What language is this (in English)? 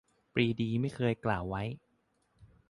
Thai